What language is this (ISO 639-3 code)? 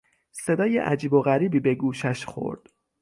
fas